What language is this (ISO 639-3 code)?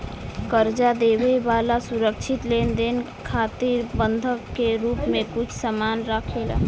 bho